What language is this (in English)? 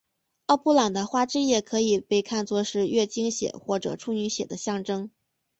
Chinese